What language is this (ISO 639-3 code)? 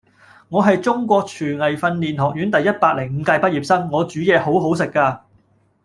yue